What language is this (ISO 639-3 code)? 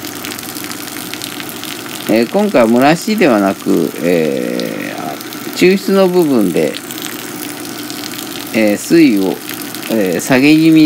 jpn